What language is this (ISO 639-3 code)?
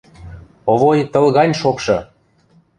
mrj